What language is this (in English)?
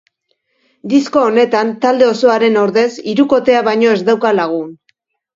Basque